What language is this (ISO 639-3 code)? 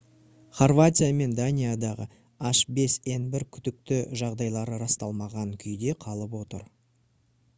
kaz